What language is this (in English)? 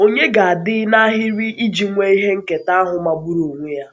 Igbo